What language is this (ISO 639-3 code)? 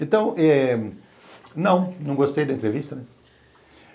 por